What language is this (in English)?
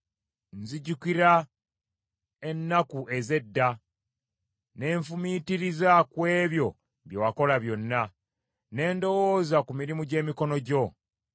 Ganda